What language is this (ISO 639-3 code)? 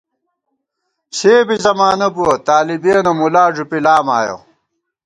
gwt